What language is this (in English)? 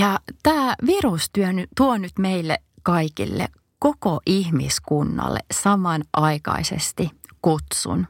Finnish